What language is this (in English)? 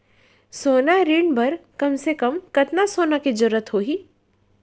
Chhattisgarhi